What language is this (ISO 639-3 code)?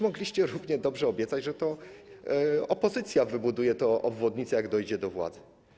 pol